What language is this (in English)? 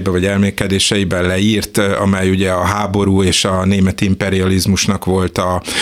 Hungarian